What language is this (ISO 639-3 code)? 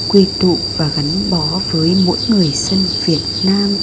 vie